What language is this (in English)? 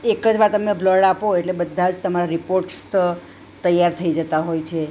Gujarati